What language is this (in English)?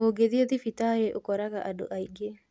Kikuyu